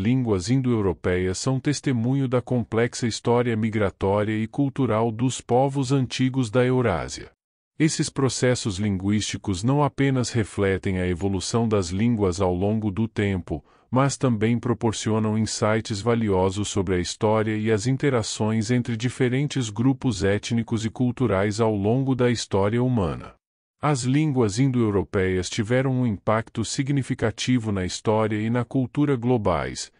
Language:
Portuguese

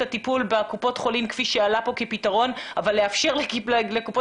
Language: Hebrew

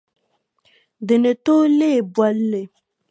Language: Dagbani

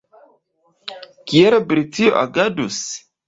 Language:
Esperanto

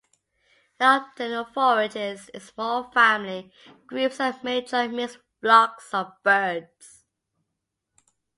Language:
English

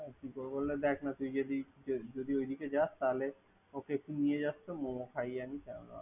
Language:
Bangla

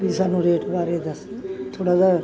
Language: Punjabi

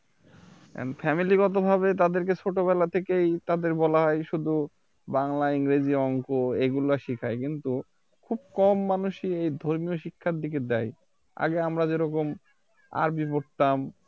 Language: Bangla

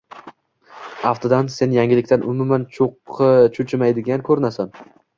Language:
Uzbek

